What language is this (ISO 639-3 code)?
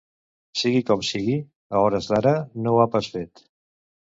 cat